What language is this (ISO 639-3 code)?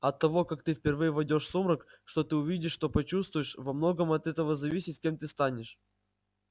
rus